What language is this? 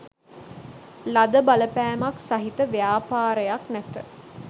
Sinhala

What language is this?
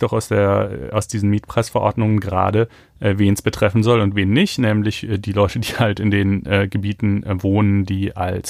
German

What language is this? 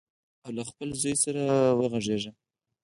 Pashto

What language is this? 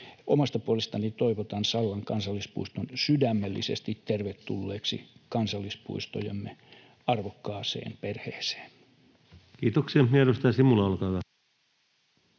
Finnish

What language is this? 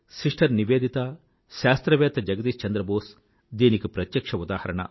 Telugu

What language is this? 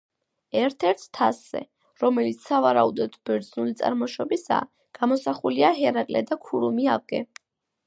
Georgian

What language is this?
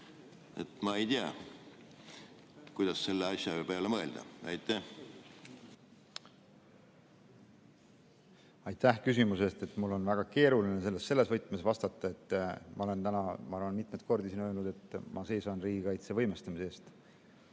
Estonian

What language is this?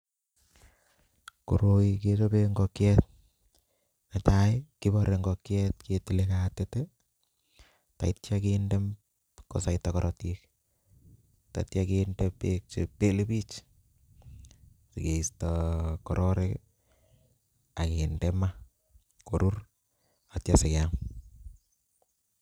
Kalenjin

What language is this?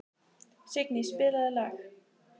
Icelandic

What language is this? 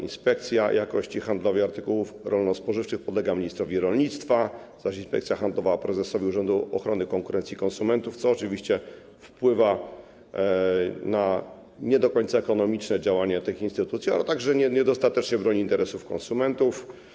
Polish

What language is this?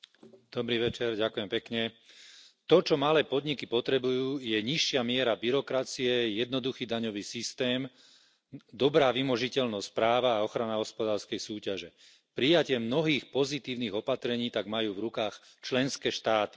Slovak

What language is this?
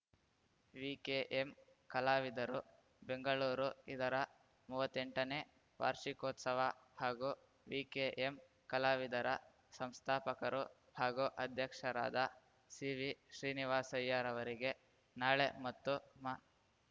Kannada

